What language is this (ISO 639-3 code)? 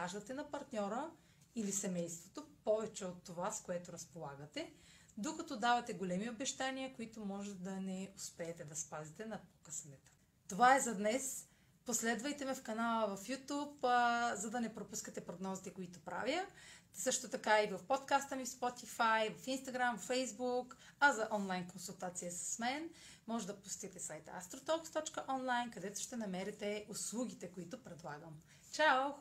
bul